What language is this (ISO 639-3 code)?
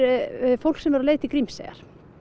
isl